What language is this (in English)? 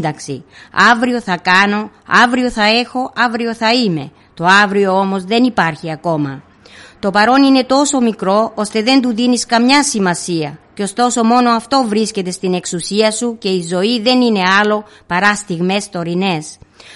Greek